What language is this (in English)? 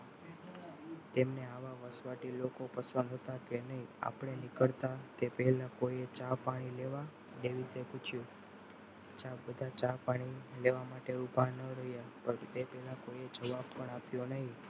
Gujarati